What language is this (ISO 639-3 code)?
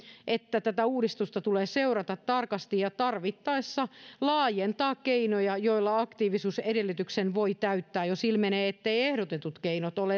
fin